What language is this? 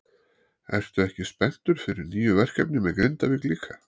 Icelandic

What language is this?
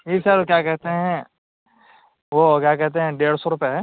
Urdu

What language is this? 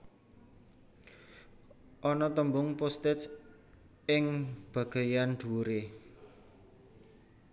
Javanese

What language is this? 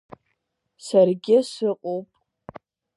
Abkhazian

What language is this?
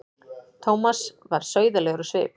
Icelandic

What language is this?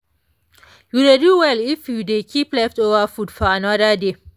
Nigerian Pidgin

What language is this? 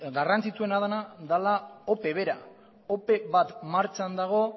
Basque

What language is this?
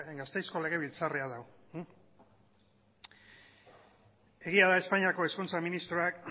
Basque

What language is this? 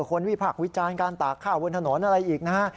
Thai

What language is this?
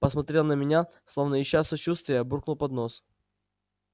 Russian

